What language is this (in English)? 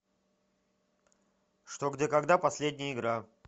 Russian